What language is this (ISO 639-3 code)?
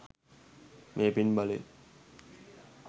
sin